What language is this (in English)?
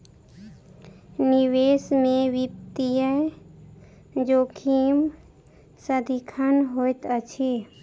Maithili